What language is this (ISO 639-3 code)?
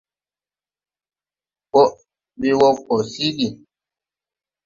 tui